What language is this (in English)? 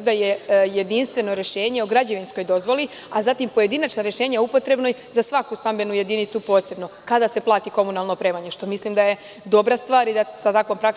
Serbian